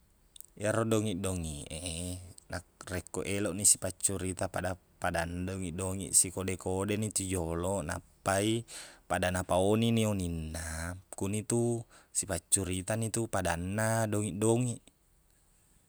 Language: Buginese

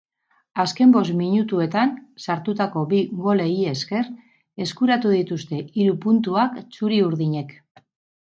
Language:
Basque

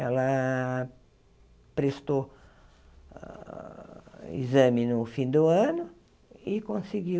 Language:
Portuguese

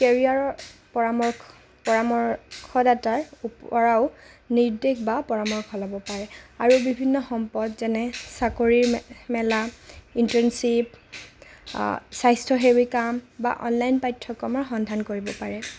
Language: Assamese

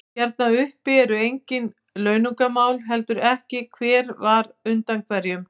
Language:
Icelandic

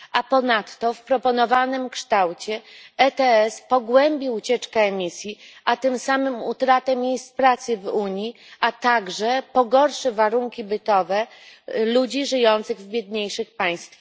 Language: Polish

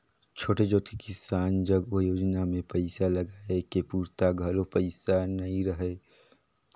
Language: Chhattisgarhi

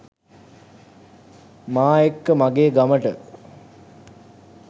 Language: Sinhala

